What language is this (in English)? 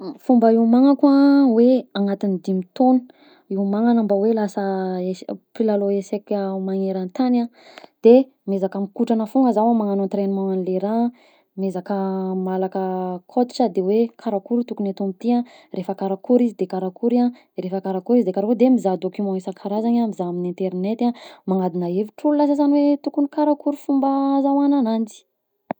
Southern Betsimisaraka Malagasy